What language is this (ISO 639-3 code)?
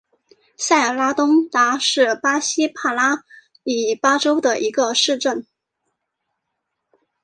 zho